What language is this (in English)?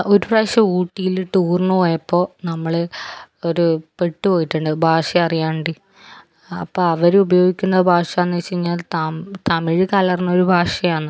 Malayalam